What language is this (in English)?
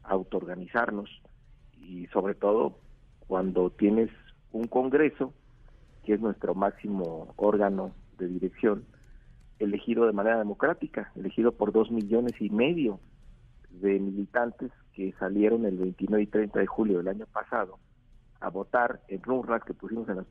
Spanish